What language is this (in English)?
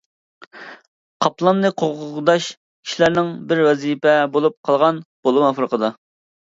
Uyghur